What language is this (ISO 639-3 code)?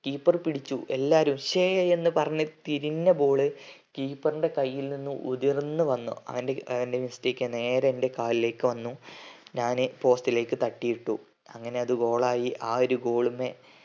mal